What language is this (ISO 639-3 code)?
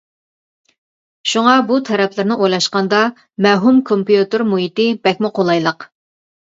uig